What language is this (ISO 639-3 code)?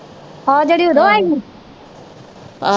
pan